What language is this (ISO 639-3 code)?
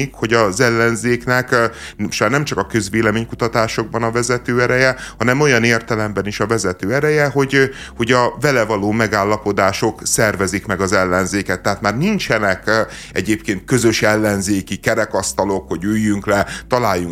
hun